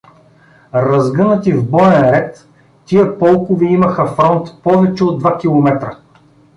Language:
Bulgarian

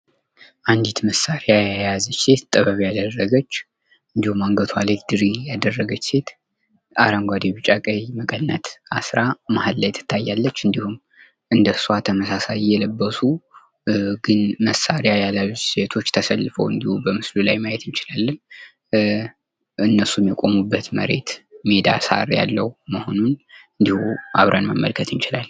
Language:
Amharic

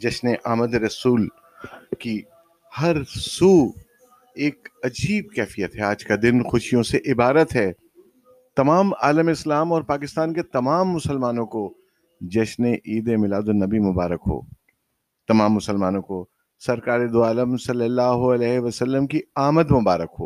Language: Urdu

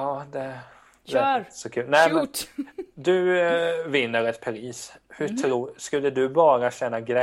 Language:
Swedish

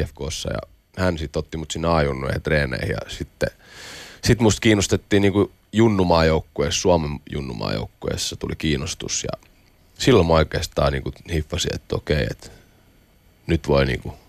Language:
Finnish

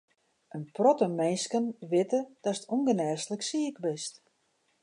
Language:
Western Frisian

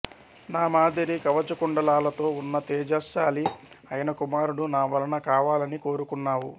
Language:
Telugu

